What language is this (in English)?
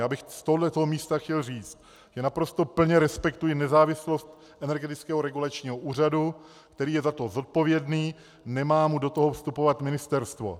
Czech